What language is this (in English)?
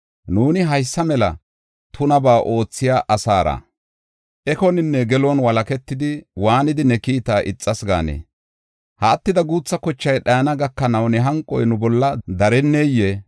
Gofa